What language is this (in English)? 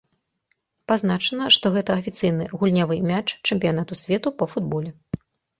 Belarusian